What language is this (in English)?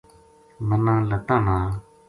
Gujari